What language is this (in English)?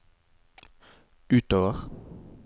Norwegian